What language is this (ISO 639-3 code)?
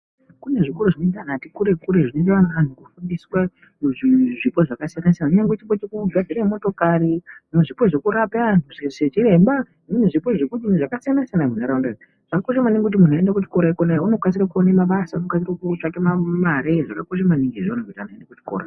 ndc